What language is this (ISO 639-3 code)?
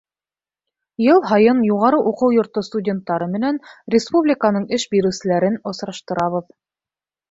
bak